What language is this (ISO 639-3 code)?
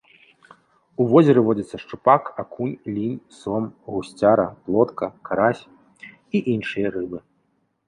bel